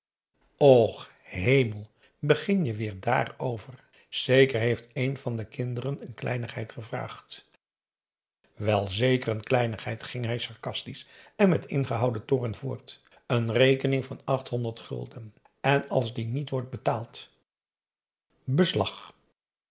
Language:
Dutch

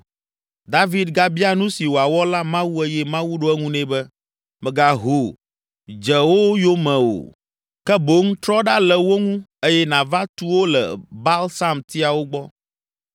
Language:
Ewe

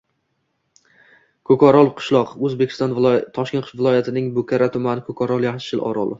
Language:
Uzbek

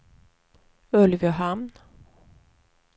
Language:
Swedish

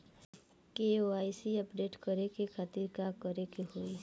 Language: Bhojpuri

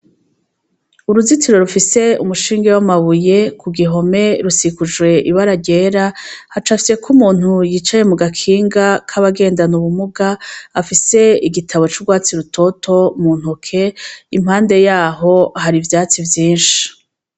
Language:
Rundi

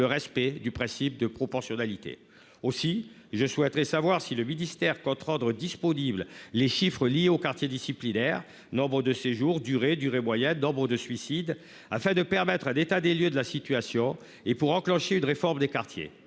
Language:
French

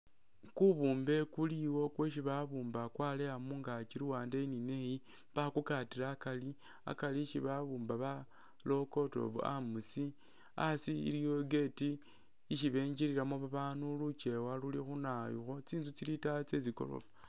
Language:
Masaaba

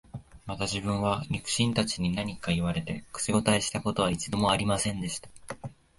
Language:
Japanese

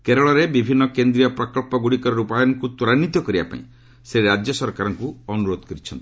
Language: Odia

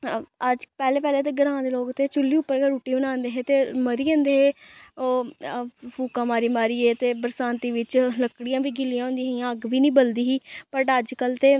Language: Dogri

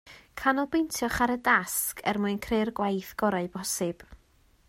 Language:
Welsh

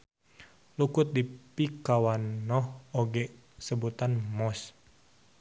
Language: Sundanese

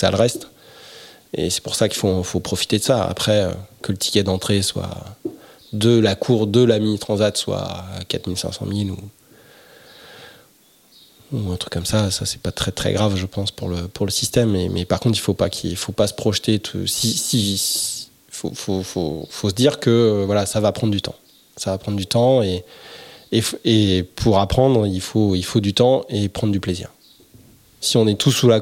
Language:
French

